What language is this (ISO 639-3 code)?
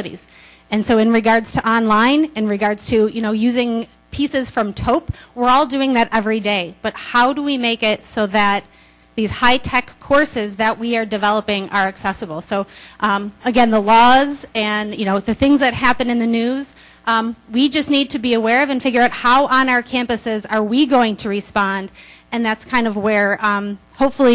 eng